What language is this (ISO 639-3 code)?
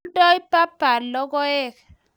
kln